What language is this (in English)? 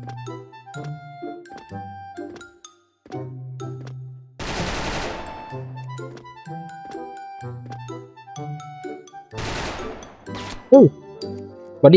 Thai